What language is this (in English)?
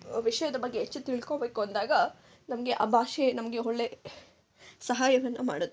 Kannada